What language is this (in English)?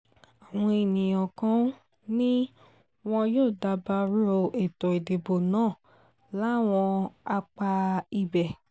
Yoruba